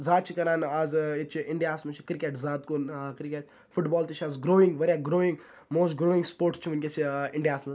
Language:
Kashmiri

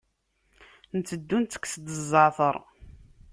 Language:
Kabyle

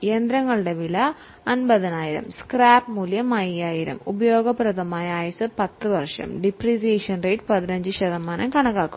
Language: Malayalam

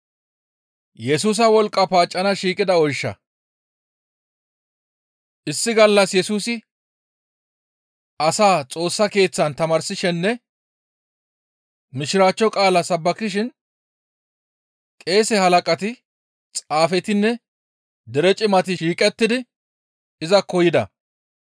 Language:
Gamo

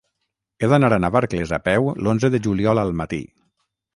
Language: Catalan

